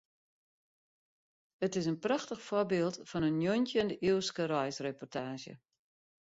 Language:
Western Frisian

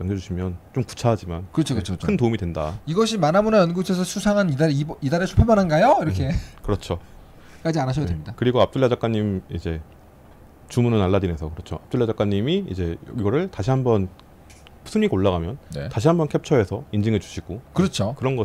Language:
Korean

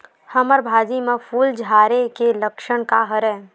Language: Chhattisgarhi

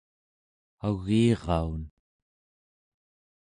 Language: Central Yupik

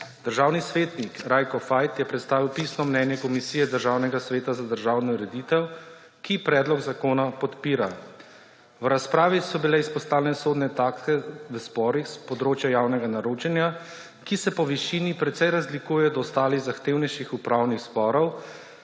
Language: Slovenian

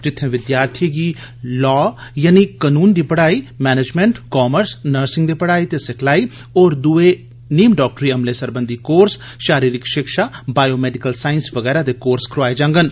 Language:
Dogri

